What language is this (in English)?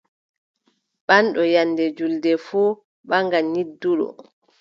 Adamawa Fulfulde